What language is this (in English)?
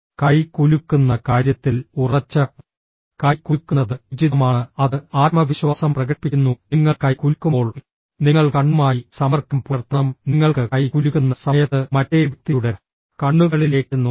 Malayalam